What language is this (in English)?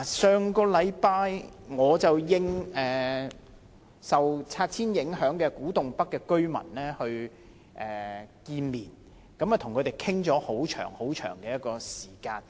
Cantonese